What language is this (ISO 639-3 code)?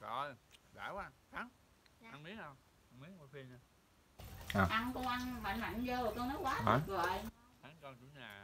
vie